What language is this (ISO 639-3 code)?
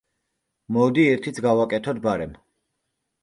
kat